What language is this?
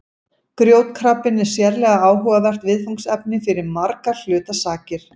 Icelandic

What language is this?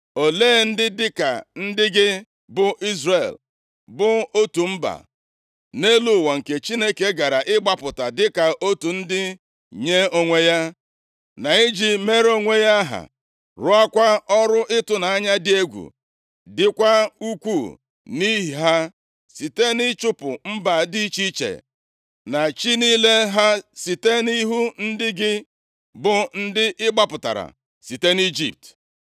Igbo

